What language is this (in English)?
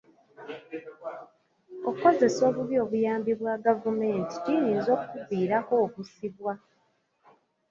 Ganda